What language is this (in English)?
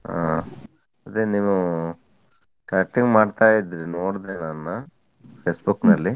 Kannada